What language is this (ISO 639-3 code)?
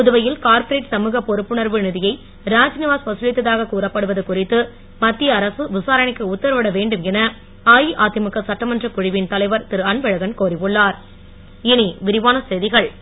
tam